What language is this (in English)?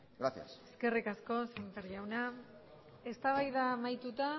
Basque